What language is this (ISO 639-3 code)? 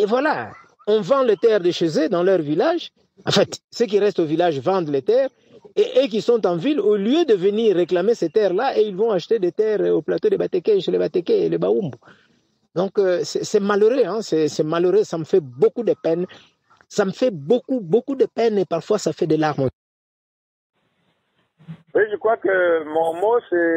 fra